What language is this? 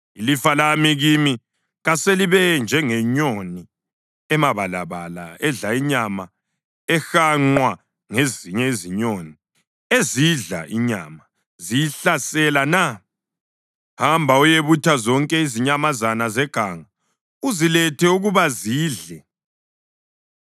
North Ndebele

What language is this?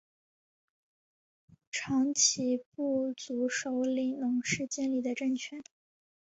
Chinese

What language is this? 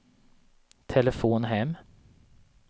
Swedish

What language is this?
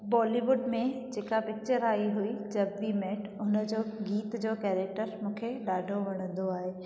Sindhi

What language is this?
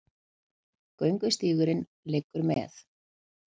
Icelandic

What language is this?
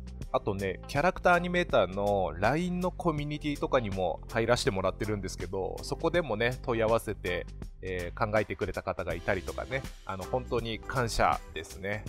Japanese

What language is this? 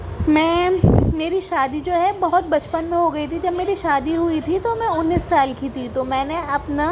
Urdu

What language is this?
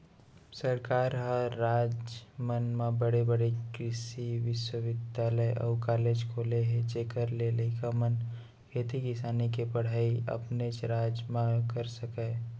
Chhattisgarhi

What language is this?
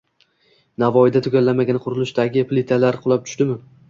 Uzbek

